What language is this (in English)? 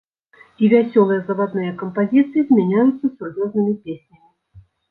Belarusian